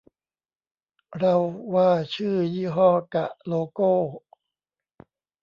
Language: Thai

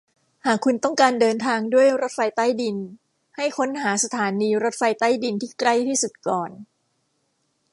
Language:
Thai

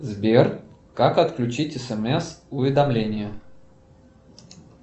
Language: Russian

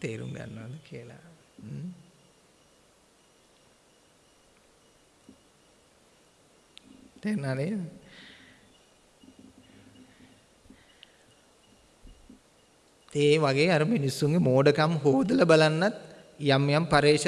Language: Indonesian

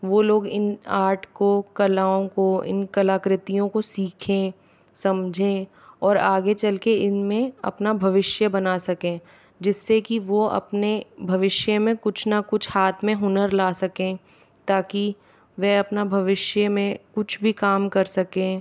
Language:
Hindi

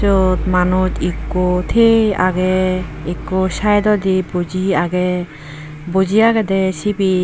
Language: Chakma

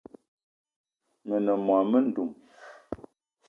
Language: Eton (Cameroon)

